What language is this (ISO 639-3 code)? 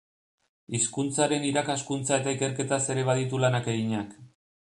eus